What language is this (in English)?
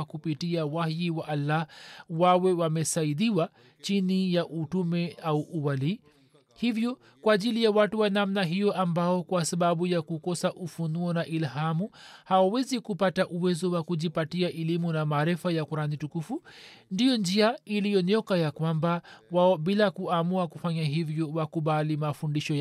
Swahili